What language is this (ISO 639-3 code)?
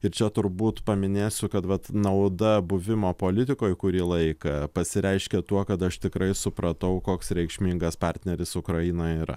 lit